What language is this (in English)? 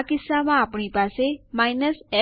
Gujarati